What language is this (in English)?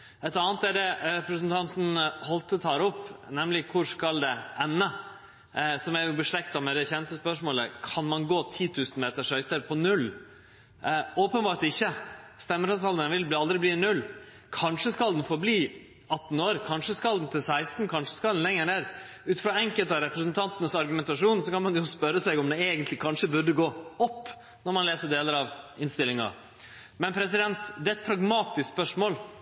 Norwegian Nynorsk